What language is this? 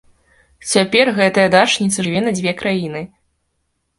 Belarusian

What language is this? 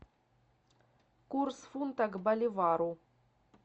Russian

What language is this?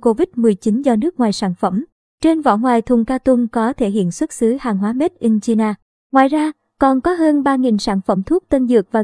Vietnamese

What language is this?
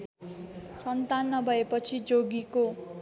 Nepali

